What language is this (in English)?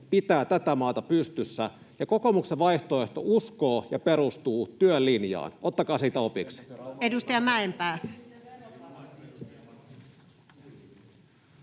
Finnish